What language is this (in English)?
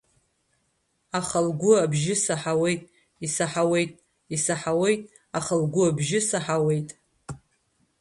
Abkhazian